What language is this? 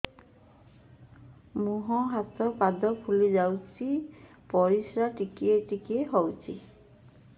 Odia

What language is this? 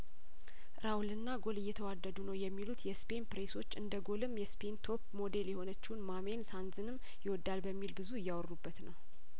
Amharic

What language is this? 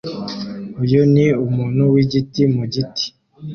Kinyarwanda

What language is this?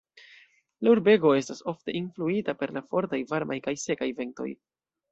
Esperanto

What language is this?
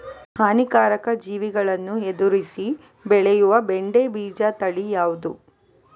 Kannada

